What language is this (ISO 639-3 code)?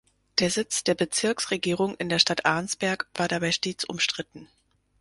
deu